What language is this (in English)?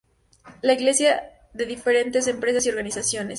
Spanish